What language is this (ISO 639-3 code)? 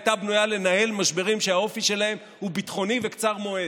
heb